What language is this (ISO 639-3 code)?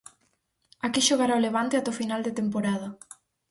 glg